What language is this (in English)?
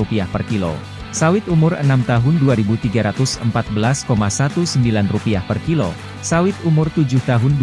Indonesian